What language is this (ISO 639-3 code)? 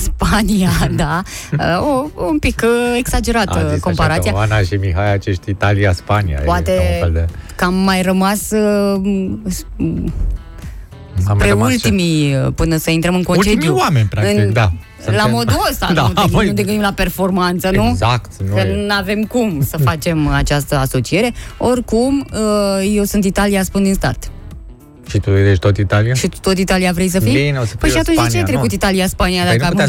ron